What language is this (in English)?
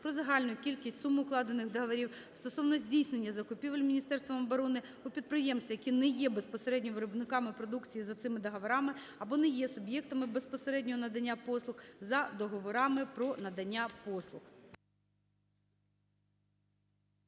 Ukrainian